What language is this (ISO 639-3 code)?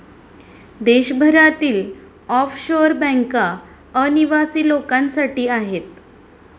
mar